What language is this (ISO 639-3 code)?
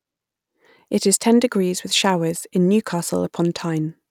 eng